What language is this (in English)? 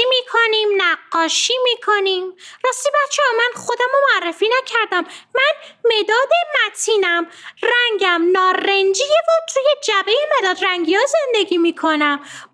Persian